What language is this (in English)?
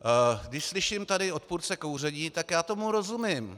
Czech